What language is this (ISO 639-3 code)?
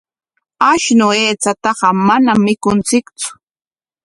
qwa